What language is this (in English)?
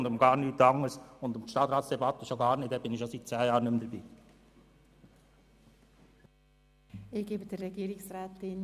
Swiss German